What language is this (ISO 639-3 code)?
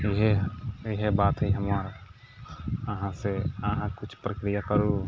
mai